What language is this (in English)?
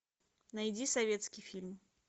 Russian